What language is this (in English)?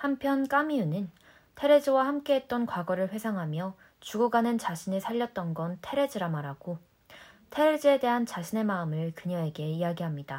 Korean